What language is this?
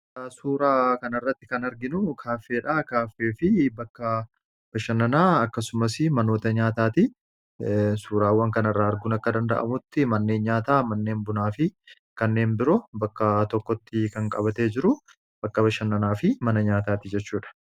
Oromo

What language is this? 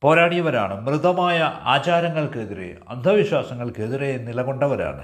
Malayalam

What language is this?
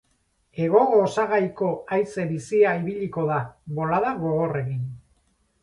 Basque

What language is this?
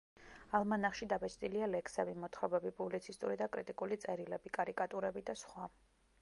Georgian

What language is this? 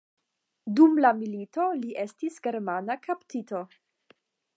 Esperanto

